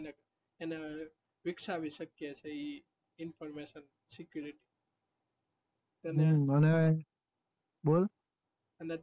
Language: Gujarati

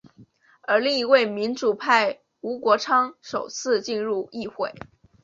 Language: Chinese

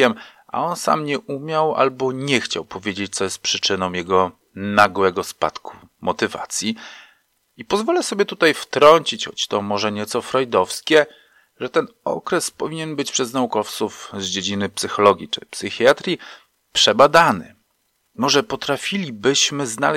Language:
Polish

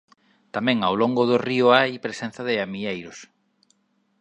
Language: Galician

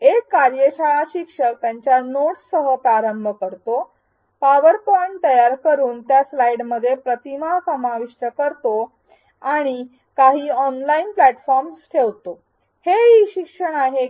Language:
Marathi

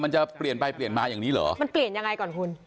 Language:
Thai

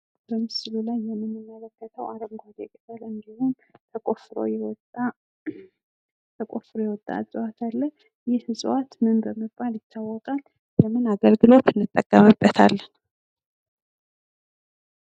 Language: Amharic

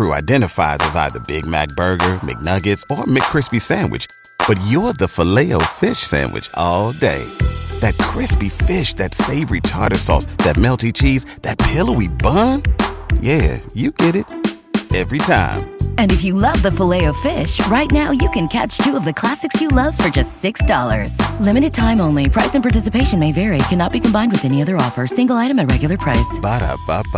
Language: Swahili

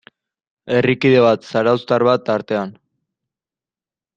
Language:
Basque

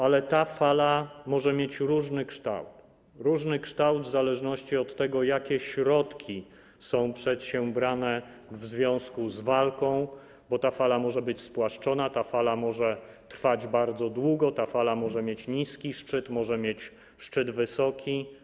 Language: Polish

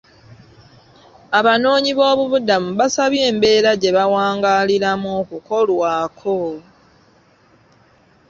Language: Ganda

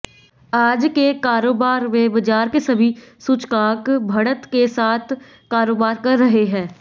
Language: Hindi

